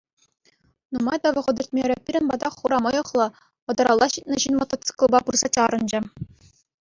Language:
Chuvash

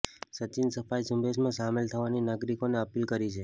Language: Gujarati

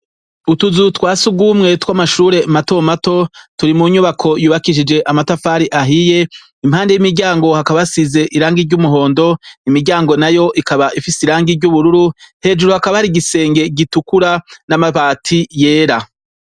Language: Rundi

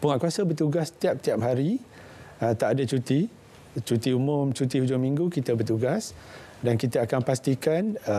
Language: Malay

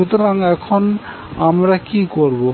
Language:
Bangla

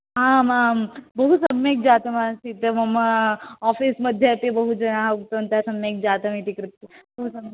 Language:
Sanskrit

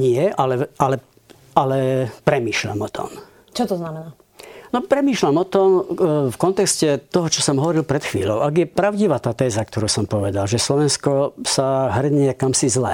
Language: Slovak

